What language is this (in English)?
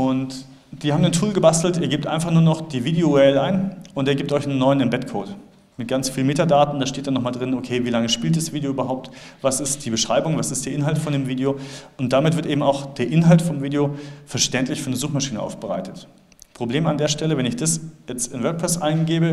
German